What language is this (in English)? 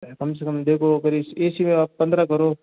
Hindi